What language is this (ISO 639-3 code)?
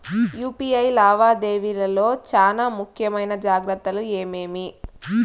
tel